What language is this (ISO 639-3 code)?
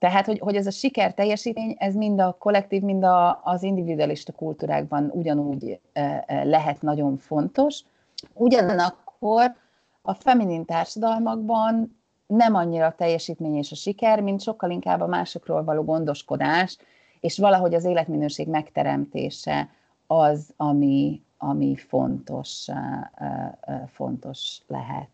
hun